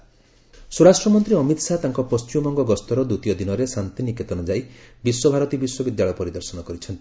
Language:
Odia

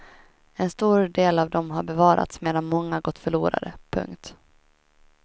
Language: Swedish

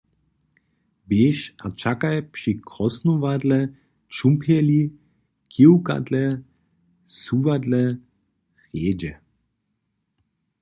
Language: Upper Sorbian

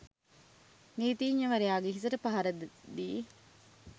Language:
Sinhala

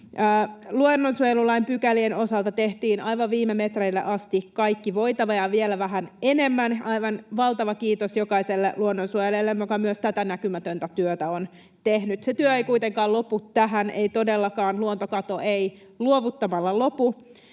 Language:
Finnish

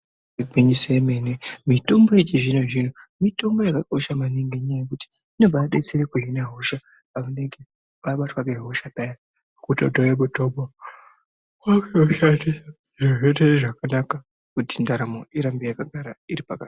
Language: Ndau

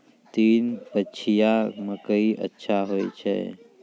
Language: Maithili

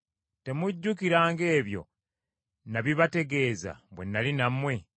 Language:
Ganda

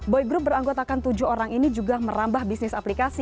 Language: Indonesian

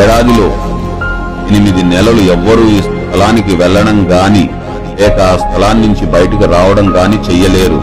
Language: Telugu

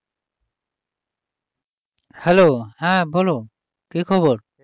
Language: Bangla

